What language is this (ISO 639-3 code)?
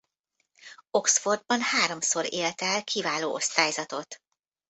hun